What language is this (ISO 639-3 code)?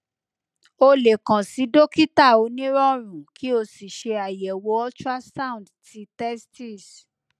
yor